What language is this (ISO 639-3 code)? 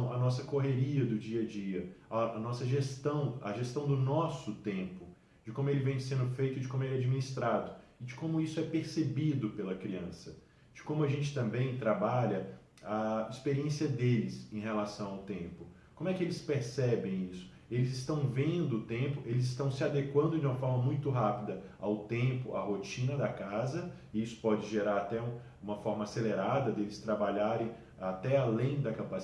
por